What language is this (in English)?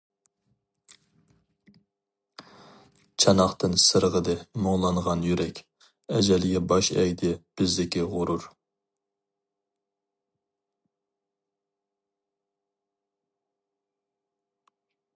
Uyghur